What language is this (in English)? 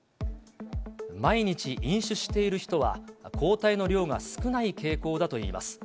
Japanese